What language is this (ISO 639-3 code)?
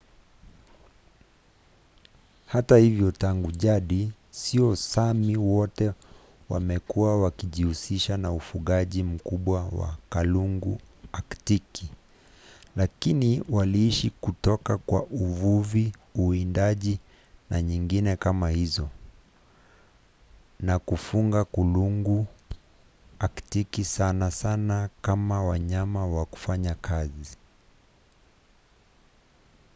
swa